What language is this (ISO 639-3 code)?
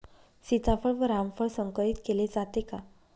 mar